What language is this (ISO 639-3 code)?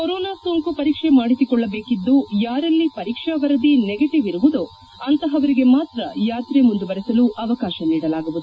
kan